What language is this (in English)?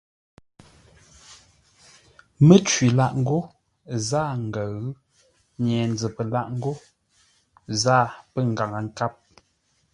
Ngombale